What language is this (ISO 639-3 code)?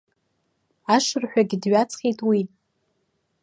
abk